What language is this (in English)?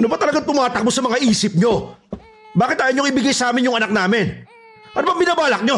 Filipino